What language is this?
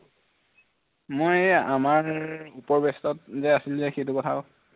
Assamese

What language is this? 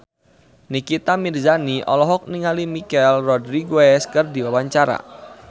Sundanese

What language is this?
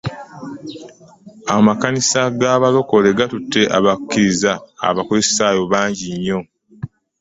Ganda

